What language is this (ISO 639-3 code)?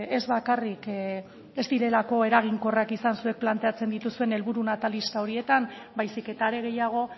eus